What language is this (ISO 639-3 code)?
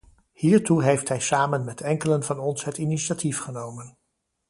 nld